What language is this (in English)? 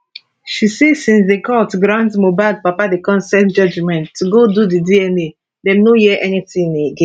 Nigerian Pidgin